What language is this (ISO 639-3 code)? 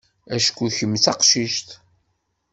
kab